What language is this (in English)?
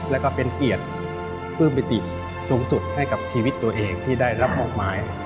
Thai